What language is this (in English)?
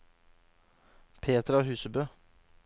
Norwegian